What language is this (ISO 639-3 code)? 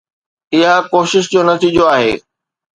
snd